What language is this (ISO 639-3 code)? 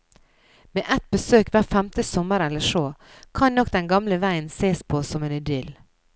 nor